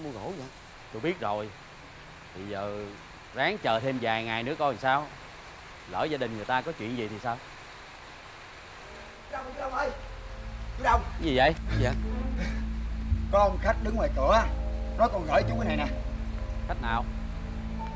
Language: Vietnamese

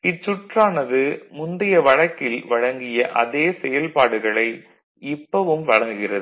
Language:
Tamil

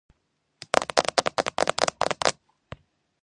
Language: Georgian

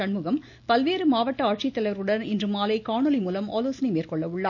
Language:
Tamil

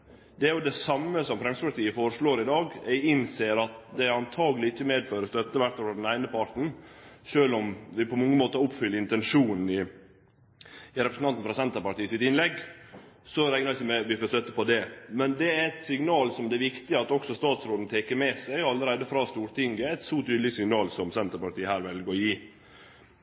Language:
Norwegian Nynorsk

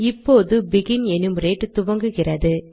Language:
Tamil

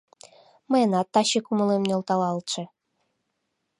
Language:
Mari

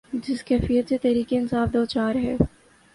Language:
Urdu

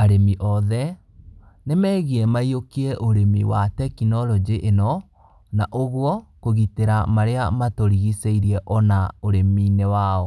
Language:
Kikuyu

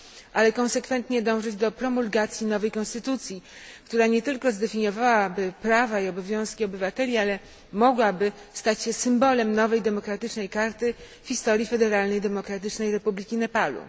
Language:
Polish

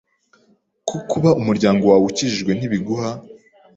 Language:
Kinyarwanda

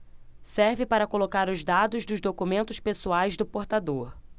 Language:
Portuguese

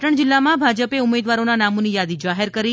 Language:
Gujarati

